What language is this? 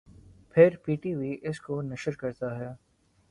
Urdu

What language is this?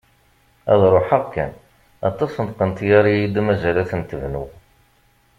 Kabyle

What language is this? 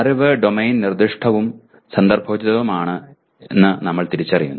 Malayalam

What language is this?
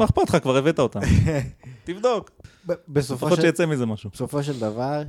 Hebrew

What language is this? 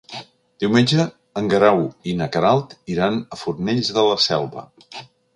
Catalan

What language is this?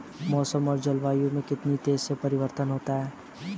Hindi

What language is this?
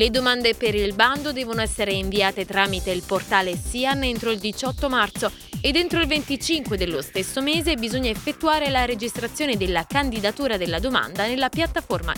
Italian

